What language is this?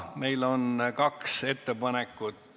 Estonian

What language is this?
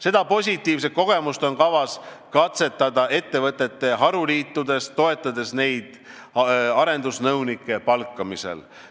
Estonian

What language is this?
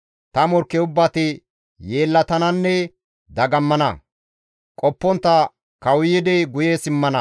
Gamo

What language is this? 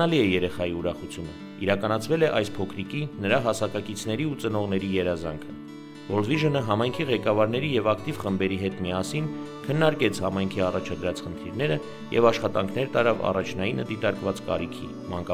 Romanian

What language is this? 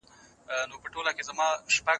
Pashto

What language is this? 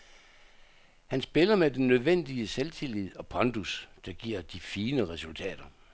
Danish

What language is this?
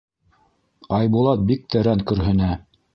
Bashkir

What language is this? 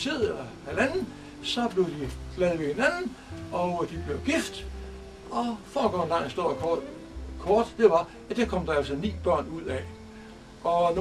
Danish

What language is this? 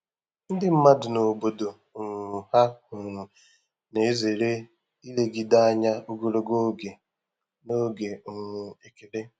Igbo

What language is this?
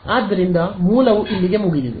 Kannada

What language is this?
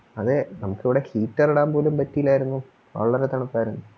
Malayalam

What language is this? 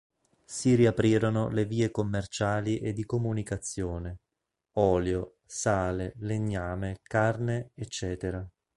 Italian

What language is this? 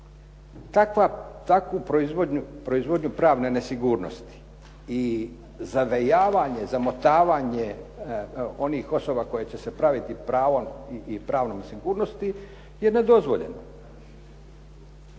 Croatian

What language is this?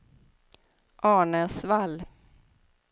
Swedish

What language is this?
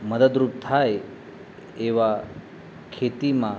Gujarati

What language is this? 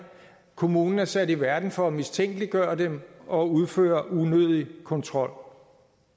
Danish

